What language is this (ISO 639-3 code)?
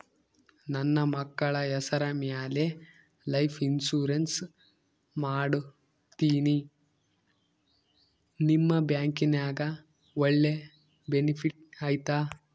kan